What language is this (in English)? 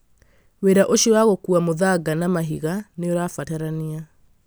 Kikuyu